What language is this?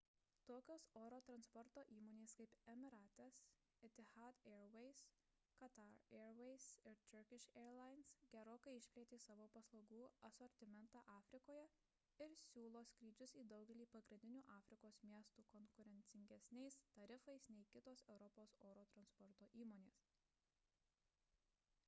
Lithuanian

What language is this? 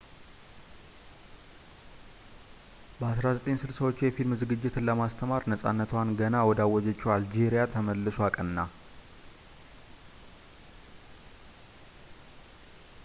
Amharic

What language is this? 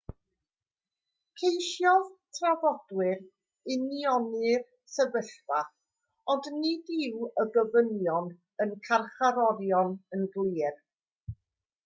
Welsh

